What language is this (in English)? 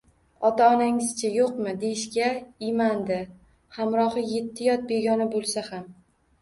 Uzbek